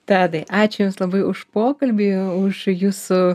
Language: Lithuanian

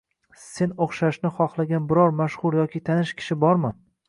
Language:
Uzbek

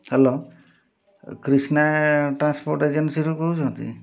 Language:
Odia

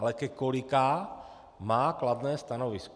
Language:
Czech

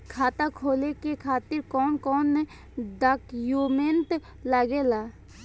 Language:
Bhojpuri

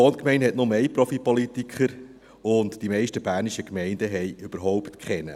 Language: Swiss German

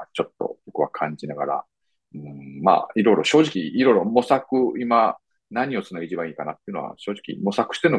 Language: Japanese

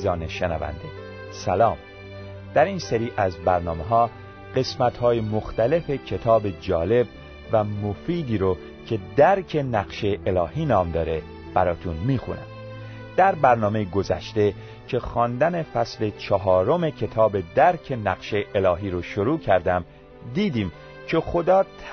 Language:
Persian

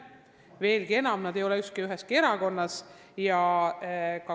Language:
Estonian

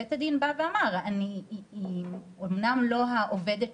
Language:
Hebrew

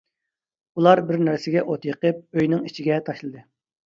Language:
Uyghur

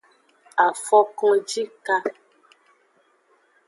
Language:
Aja (Benin)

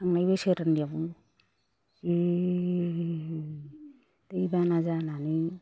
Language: Bodo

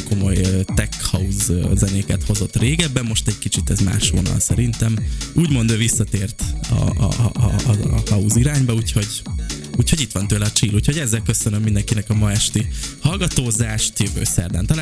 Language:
Hungarian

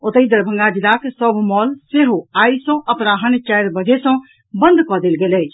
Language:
Maithili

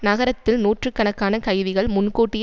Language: Tamil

